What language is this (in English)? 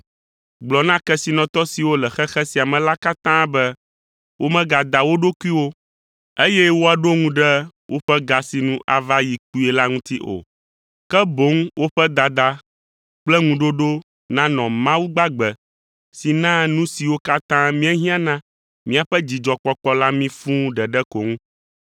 Ewe